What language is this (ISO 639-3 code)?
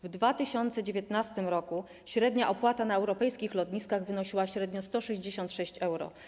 pol